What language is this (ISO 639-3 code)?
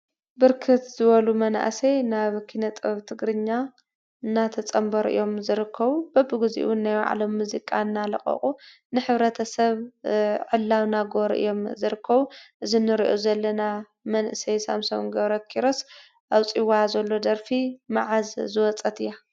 tir